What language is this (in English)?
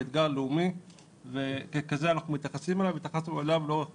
Hebrew